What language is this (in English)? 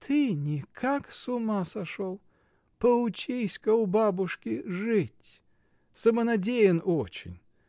Russian